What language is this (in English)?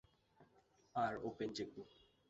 Bangla